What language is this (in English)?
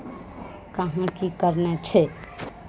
Maithili